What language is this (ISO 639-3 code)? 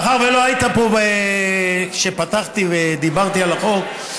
heb